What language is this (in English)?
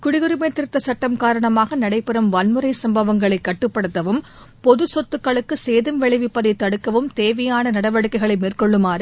Tamil